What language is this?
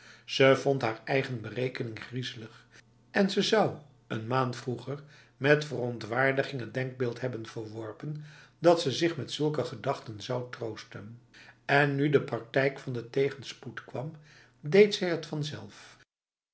Dutch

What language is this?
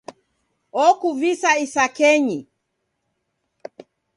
Taita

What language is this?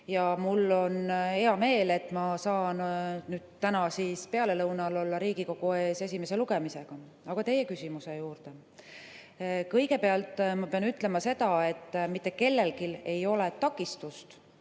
Estonian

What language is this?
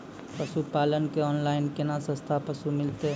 Maithili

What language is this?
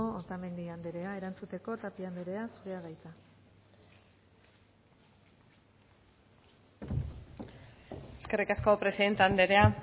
Basque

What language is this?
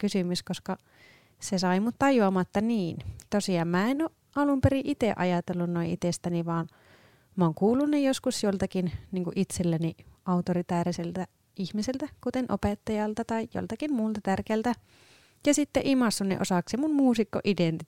Finnish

